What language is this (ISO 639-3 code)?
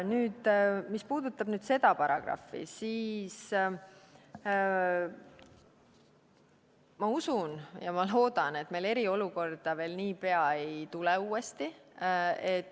est